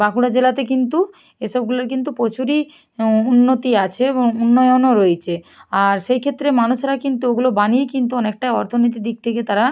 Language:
Bangla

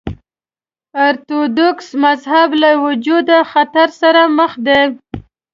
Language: Pashto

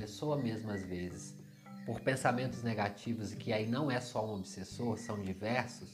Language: Portuguese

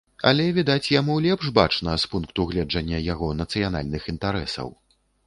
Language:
Belarusian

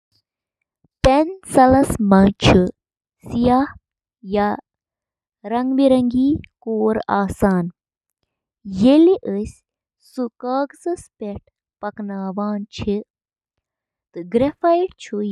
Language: Kashmiri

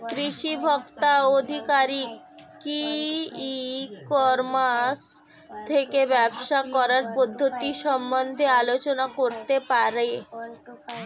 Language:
Bangla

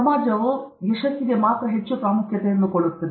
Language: Kannada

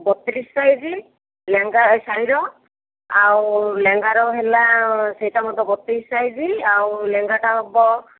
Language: Odia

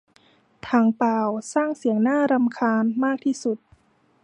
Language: Thai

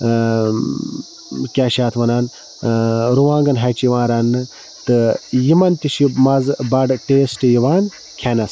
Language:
Kashmiri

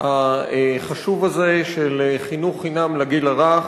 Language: Hebrew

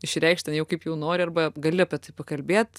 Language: Lithuanian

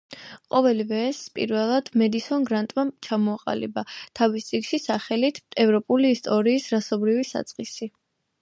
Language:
Georgian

